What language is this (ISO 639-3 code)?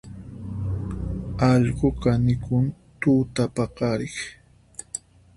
qxp